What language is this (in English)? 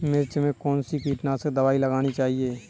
Hindi